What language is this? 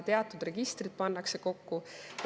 Estonian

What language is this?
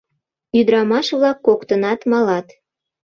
Mari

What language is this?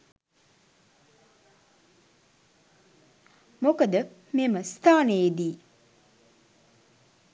Sinhala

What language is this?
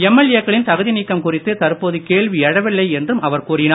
Tamil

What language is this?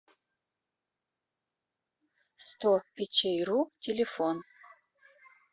Russian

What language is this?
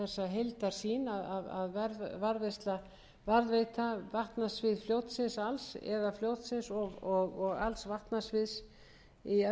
Icelandic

